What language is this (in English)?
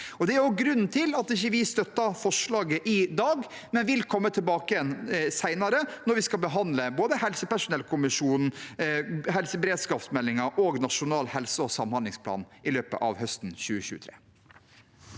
Norwegian